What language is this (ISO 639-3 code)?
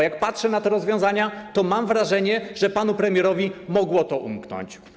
pol